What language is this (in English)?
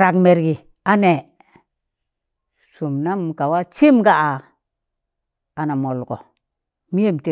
Tangale